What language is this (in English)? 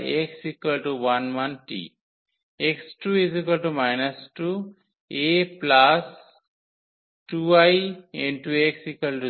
Bangla